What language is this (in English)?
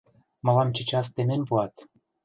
Mari